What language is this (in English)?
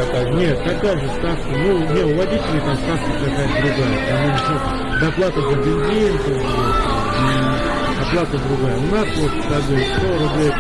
Russian